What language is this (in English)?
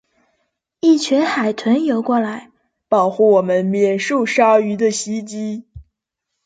Chinese